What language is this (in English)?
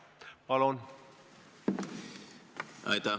Estonian